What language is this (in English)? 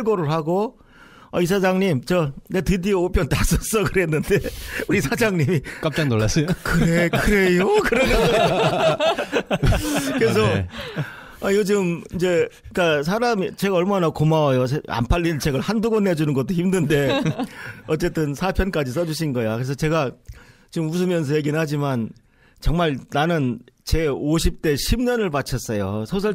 Korean